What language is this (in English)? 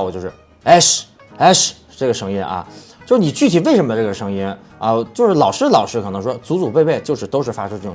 Chinese